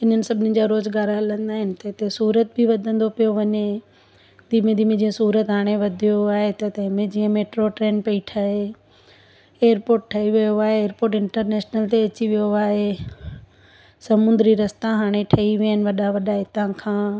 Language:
Sindhi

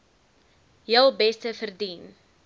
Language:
Afrikaans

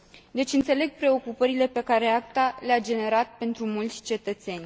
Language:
Romanian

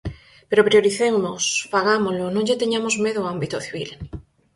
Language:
Galician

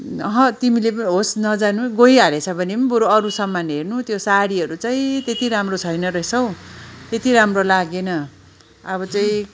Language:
Nepali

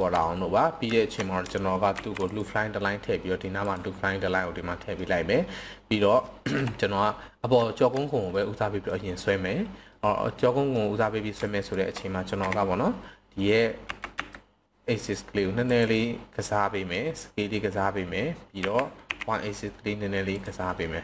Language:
Thai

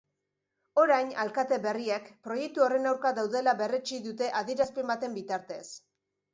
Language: Basque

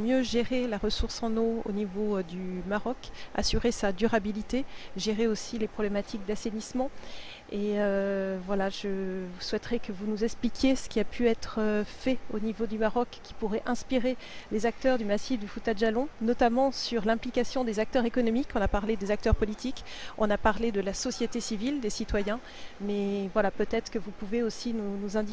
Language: French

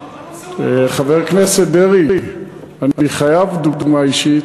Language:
Hebrew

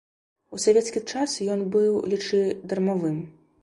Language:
Belarusian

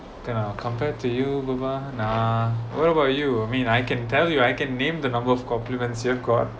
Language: English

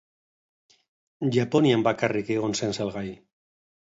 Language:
Basque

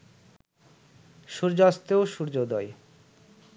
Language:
Bangla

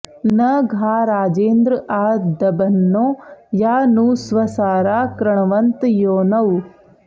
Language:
Sanskrit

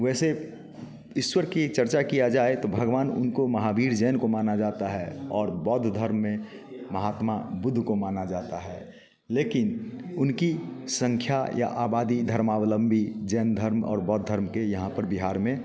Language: Hindi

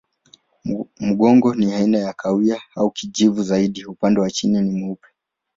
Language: Swahili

